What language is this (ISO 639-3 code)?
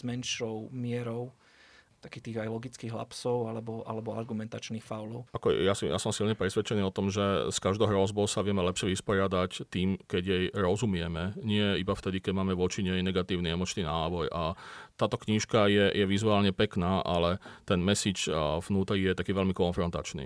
slk